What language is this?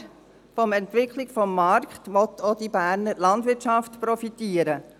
Swiss German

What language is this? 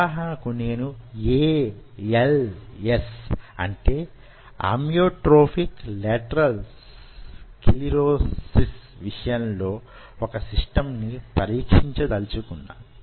Telugu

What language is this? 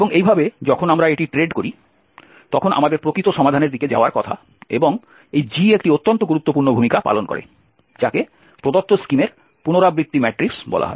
Bangla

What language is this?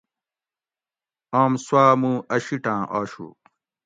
Gawri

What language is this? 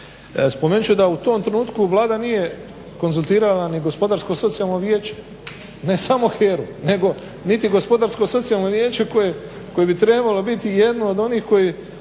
Croatian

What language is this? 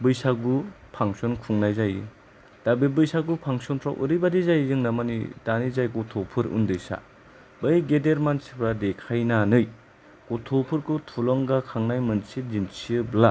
Bodo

